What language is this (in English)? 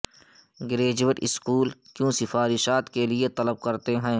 Urdu